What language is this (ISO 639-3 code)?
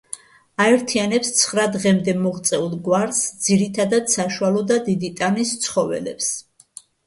kat